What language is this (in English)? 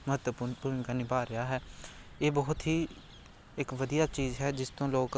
Punjabi